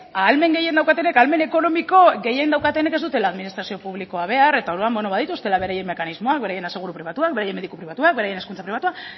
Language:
Basque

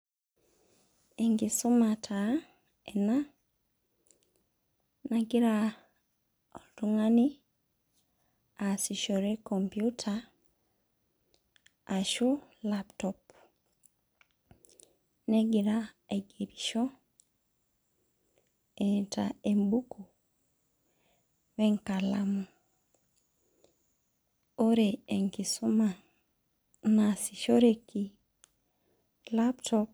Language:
Masai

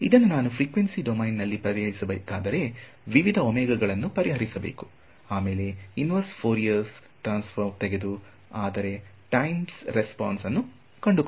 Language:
Kannada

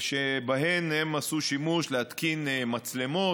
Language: Hebrew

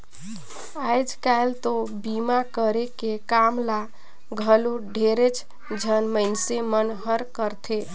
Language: Chhattisgarhi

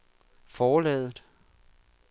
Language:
Danish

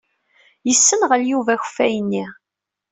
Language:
Kabyle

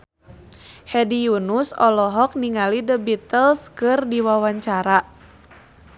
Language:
Sundanese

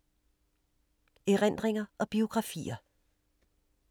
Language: Danish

